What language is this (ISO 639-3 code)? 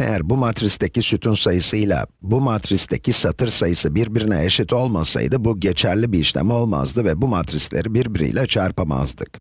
tur